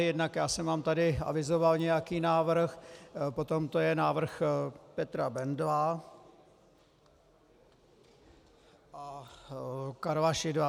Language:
Czech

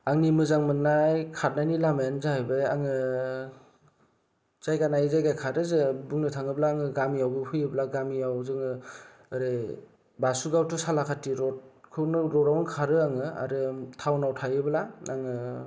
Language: Bodo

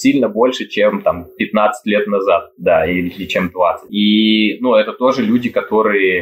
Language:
Russian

